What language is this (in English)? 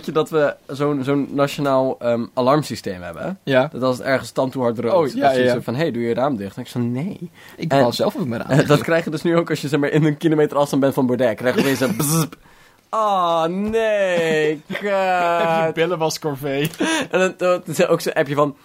Dutch